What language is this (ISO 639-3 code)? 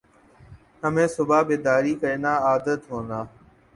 urd